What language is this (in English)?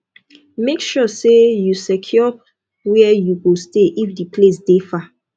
Nigerian Pidgin